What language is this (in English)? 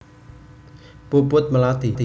Javanese